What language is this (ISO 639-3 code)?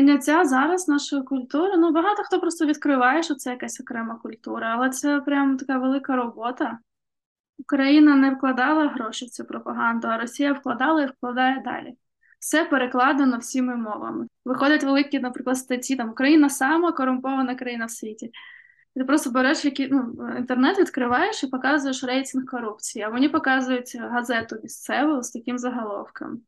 ukr